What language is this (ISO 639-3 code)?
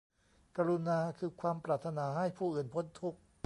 tha